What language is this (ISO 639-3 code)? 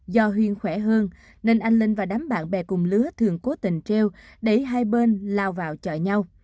vie